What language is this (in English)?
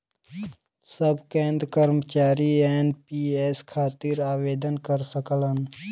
Bhojpuri